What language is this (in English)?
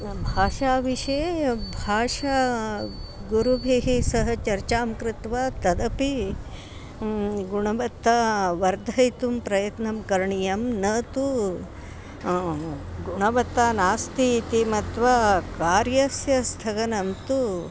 Sanskrit